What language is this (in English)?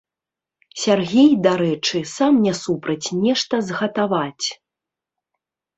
Belarusian